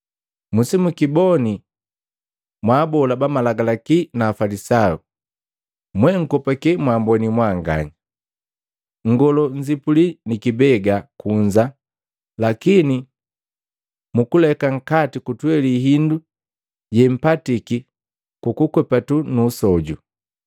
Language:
Matengo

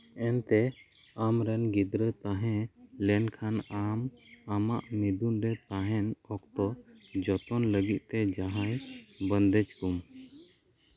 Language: Santali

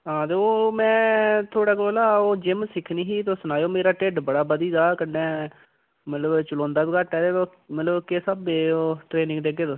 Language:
Dogri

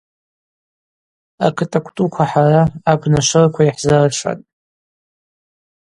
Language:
Abaza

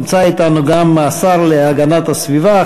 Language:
Hebrew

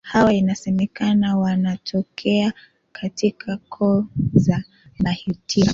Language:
Swahili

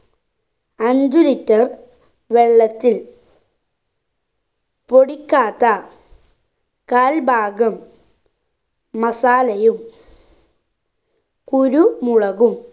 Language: Malayalam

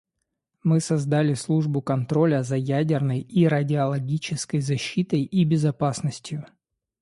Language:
Russian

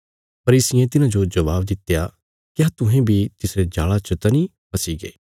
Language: Bilaspuri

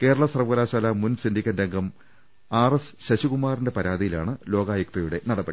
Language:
Malayalam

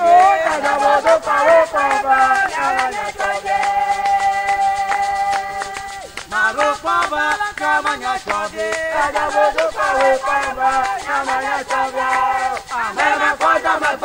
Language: Arabic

